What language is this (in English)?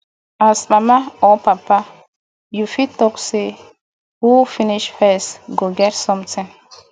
Nigerian Pidgin